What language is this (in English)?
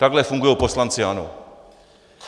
Czech